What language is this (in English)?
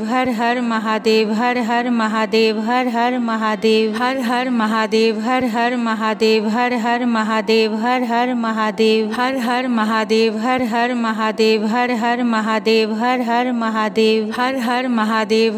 Punjabi